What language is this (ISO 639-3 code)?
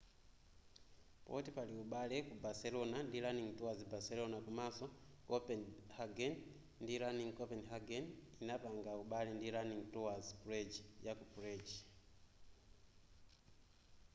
nya